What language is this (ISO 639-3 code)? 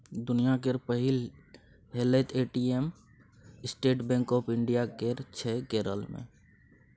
mai